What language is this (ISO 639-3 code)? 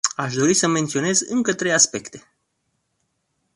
ron